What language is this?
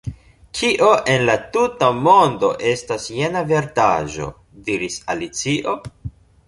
Esperanto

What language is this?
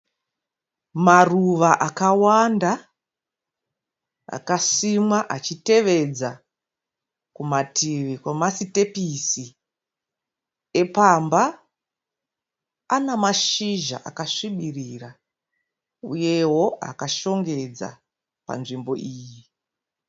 Shona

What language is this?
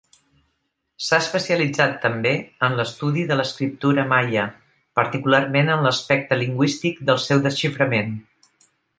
Catalan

